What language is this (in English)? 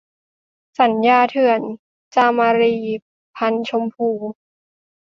Thai